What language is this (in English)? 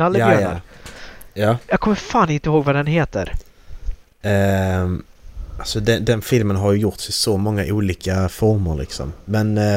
Swedish